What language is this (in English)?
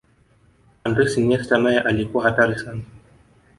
Swahili